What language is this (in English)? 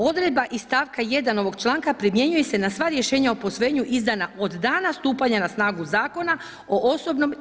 Croatian